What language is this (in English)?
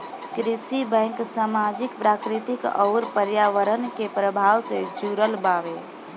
Bhojpuri